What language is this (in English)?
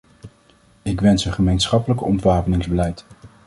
Dutch